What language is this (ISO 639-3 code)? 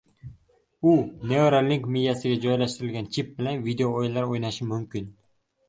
uzb